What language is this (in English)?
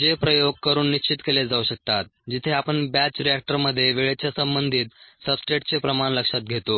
Marathi